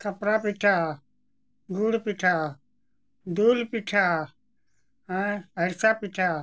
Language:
Santali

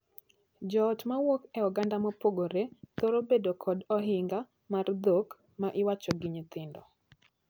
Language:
Luo (Kenya and Tanzania)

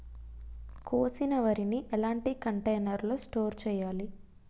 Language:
Telugu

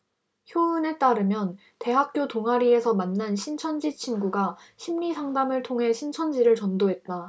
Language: Korean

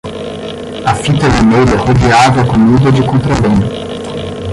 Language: Portuguese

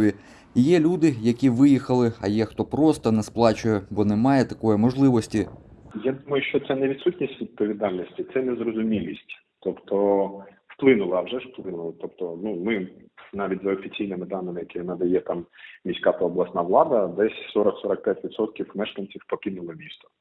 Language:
Ukrainian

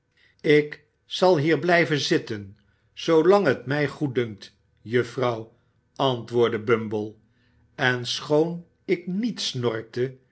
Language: Dutch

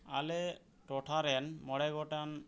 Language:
Santali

